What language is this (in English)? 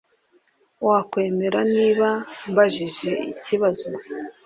Kinyarwanda